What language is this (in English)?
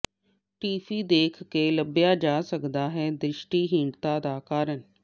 Punjabi